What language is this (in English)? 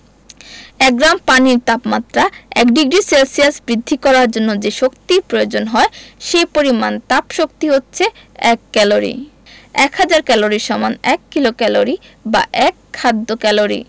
Bangla